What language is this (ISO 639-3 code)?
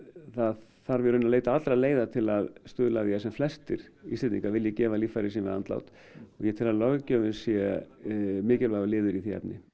isl